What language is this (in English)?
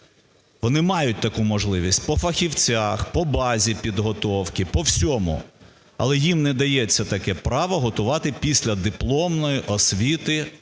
Ukrainian